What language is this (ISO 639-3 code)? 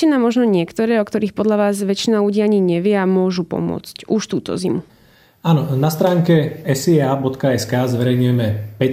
slk